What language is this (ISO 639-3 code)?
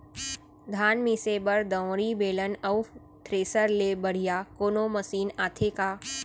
hne